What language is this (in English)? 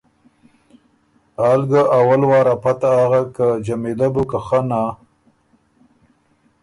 Ormuri